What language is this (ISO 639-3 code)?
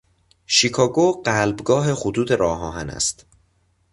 fas